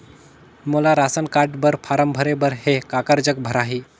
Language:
Chhattisgarhi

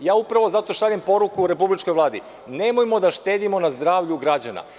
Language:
Serbian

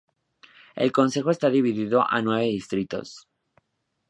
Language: Spanish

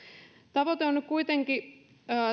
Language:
Finnish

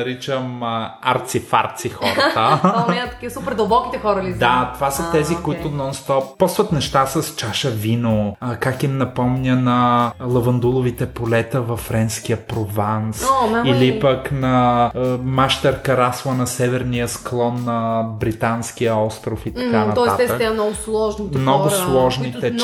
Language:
Bulgarian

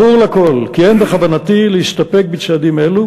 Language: Hebrew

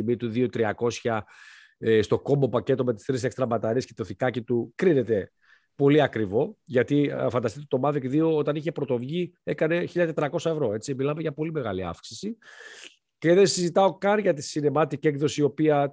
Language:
Greek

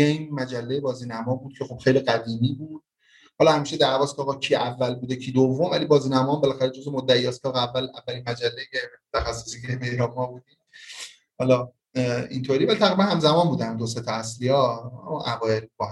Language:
Persian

